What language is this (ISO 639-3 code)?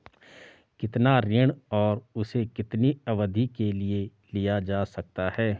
hin